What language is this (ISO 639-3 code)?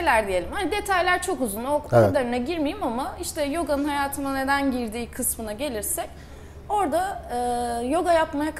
tur